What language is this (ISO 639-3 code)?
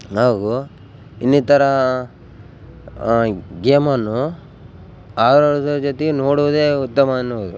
kan